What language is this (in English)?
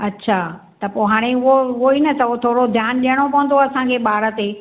Sindhi